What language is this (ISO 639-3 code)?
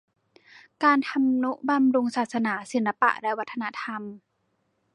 tha